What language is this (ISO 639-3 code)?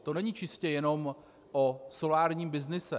ces